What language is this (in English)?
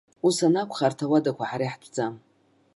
Abkhazian